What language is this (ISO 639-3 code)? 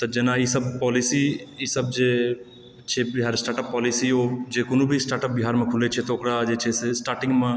mai